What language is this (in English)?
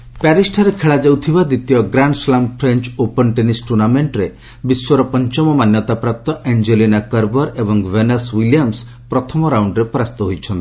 Odia